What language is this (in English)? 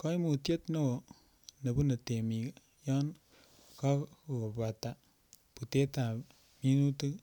Kalenjin